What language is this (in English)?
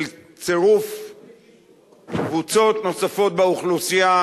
Hebrew